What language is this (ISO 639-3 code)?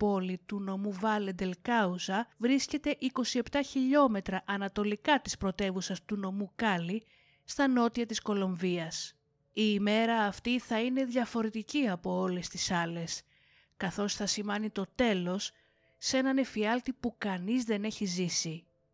ell